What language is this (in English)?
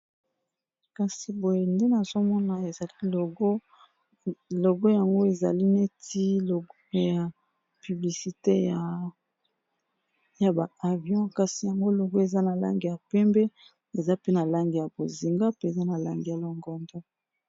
Lingala